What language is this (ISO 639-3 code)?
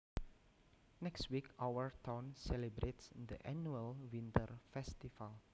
jav